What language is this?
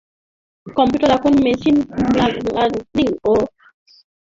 Bangla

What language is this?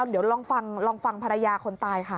Thai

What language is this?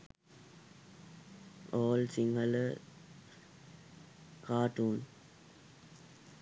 Sinhala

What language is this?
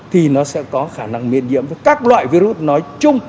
Vietnamese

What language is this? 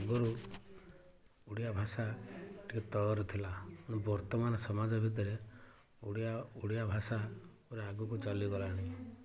Odia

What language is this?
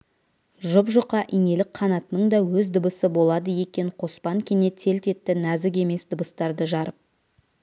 Kazakh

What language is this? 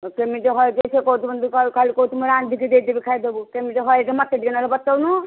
Odia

